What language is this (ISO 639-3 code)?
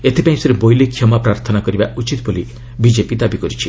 ori